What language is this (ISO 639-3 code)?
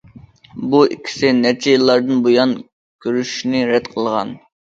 uig